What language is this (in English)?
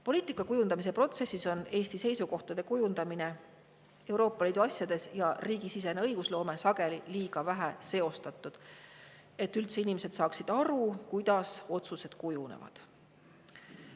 Estonian